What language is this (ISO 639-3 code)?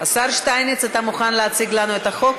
heb